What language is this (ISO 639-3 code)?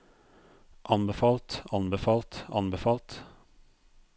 nor